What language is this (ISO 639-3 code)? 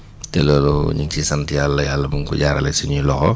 wol